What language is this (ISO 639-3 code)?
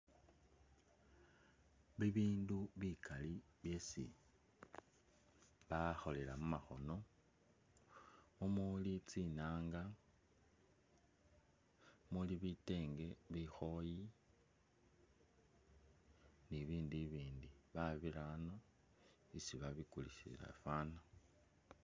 myx